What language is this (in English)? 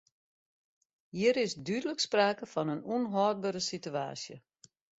Western Frisian